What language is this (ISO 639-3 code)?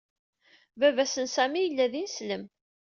kab